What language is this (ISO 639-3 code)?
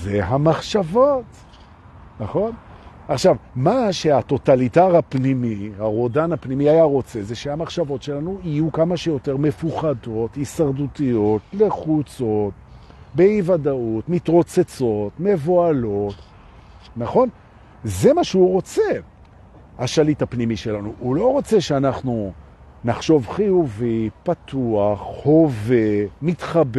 heb